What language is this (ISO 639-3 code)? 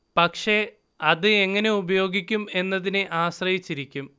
mal